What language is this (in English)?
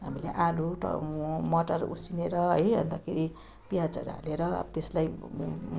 Nepali